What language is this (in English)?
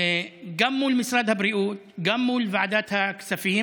Hebrew